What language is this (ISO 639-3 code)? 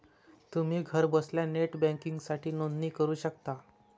mar